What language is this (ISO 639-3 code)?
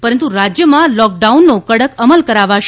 guj